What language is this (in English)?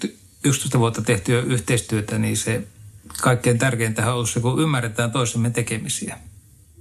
Finnish